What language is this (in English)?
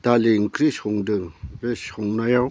Bodo